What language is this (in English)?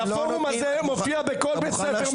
Hebrew